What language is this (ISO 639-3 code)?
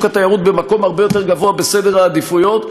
heb